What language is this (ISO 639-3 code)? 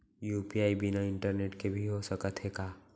hne